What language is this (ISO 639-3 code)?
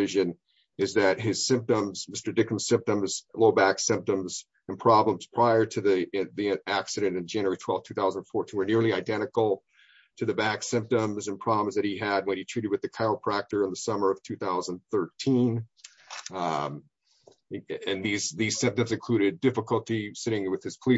eng